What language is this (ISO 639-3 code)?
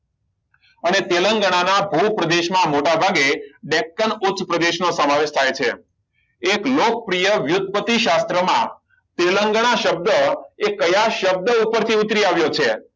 guj